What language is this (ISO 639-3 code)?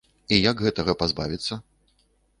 bel